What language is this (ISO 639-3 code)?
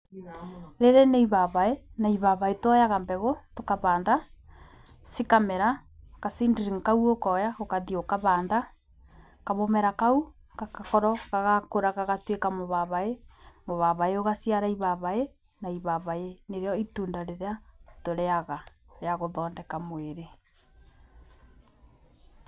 kik